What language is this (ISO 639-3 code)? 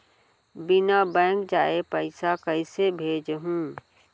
hne